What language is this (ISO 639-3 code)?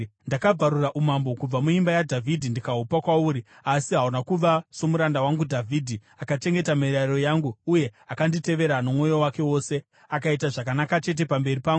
sna